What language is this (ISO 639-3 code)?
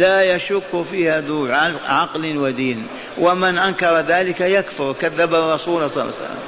ara